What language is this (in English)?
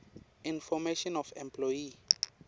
Swati